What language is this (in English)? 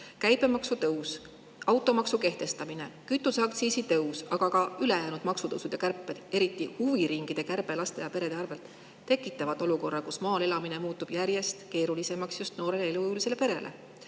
Estonian